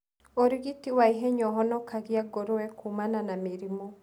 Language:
Kikuyu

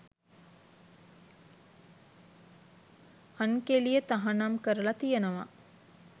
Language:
Sinhala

